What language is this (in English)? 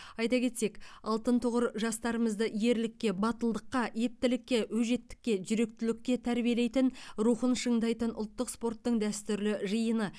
Kazakh